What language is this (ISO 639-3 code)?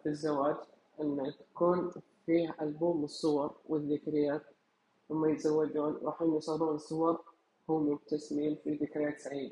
ara